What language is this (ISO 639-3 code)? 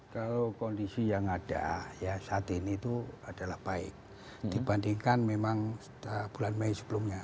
ind